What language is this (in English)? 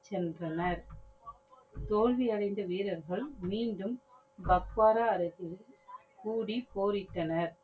Tamil